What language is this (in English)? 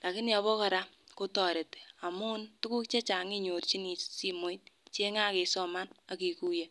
Kalenjin